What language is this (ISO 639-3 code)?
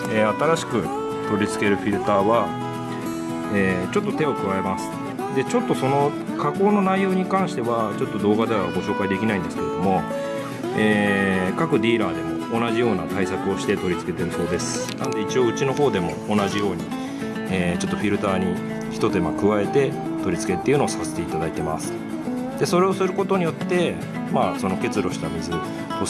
jpn